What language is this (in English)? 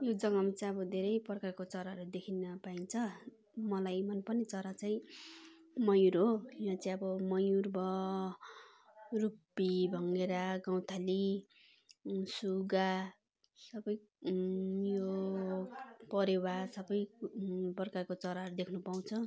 Nepali